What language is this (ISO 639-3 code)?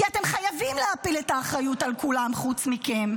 heb